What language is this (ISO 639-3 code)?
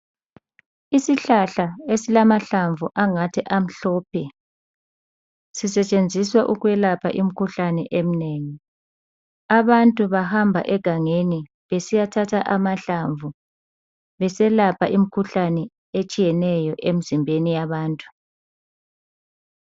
nde